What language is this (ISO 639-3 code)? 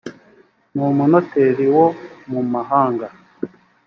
kin